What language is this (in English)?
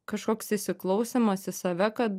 Lithuanian